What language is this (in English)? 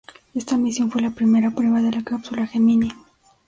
Spanish